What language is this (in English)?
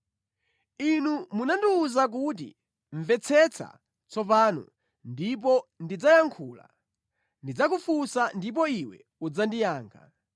Nyanja